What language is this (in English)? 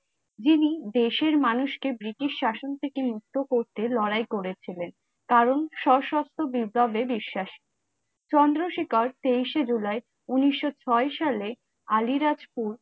Bangla